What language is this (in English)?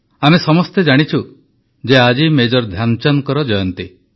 Odia